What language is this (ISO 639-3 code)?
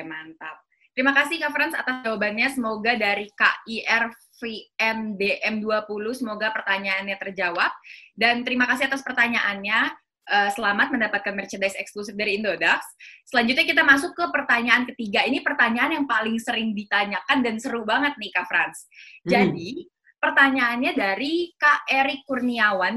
ind